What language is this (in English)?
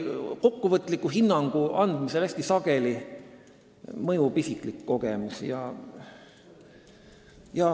Estonian